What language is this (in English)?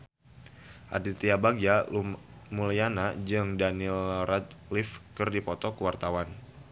Sundanese